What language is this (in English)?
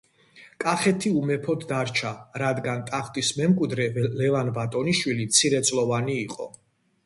Georgian